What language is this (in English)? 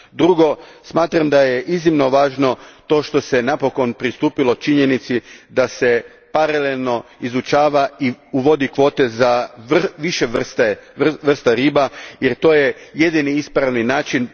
Croatian